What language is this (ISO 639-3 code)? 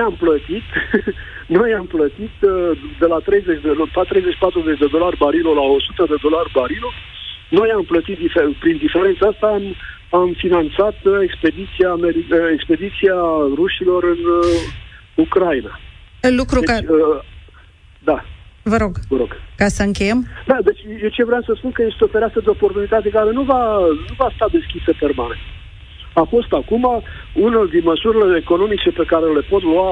ron